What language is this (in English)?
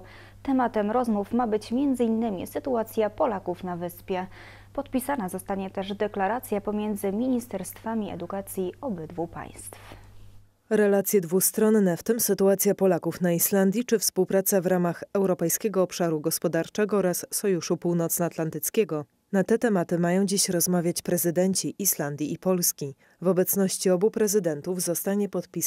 Polish